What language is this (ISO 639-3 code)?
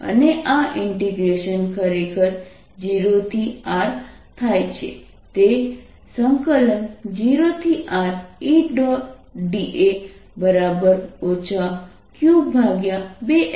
guj